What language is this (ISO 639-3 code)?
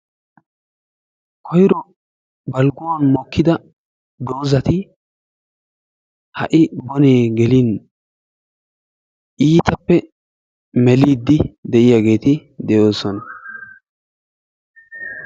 wal